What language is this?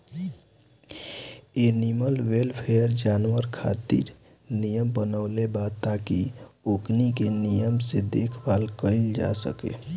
Bhojpuri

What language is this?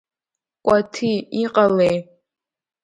Abkhazian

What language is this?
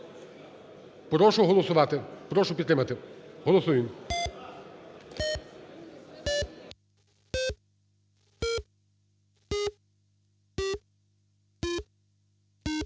Ukrainian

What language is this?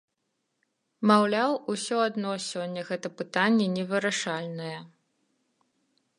Belarusian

